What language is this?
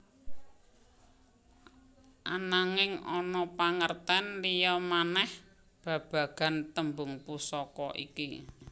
Javanese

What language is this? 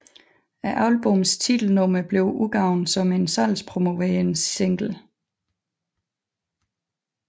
Danish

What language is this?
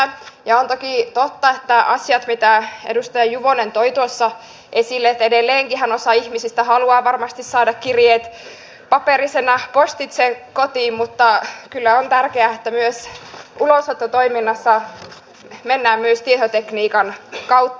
Finnish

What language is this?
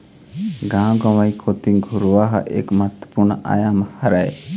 Chhattisgarhi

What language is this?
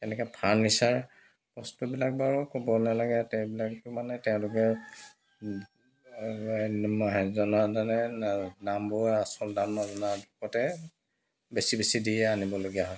Assamese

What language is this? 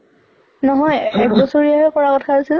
Assamese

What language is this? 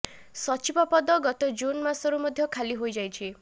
Odia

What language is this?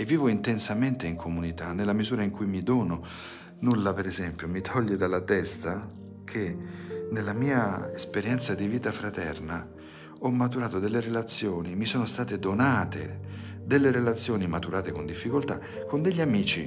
Italian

